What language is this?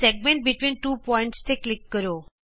Punjabi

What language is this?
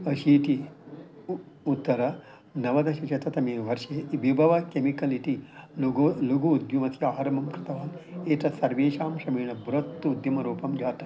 Sanskrit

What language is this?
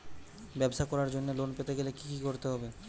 Bangla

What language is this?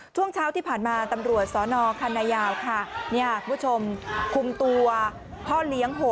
Thai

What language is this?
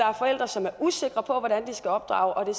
Danish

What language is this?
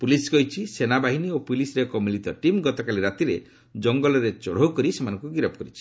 Odia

